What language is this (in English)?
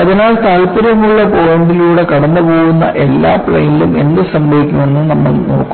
Malayalam